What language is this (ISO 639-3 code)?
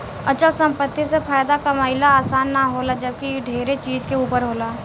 bho